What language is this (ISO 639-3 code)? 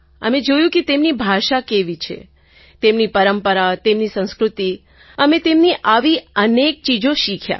guj